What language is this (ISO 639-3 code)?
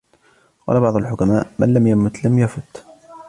ara